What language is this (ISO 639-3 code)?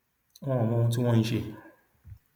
yor